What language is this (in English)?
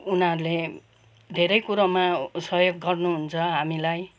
Nepali